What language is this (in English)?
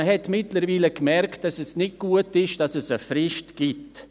Swiss German